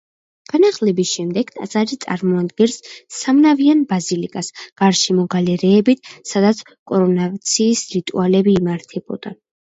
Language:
Georgian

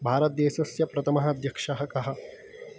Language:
Sanskrit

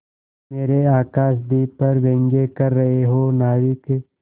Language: Hindi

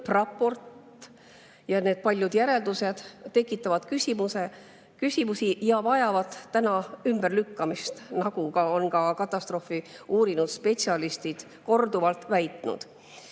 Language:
Estonian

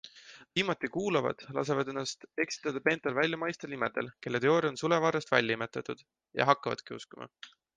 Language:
Estonian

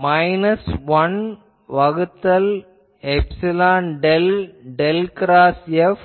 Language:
Tamil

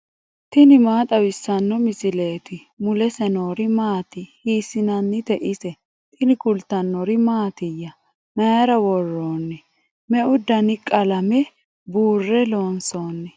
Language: Sidamo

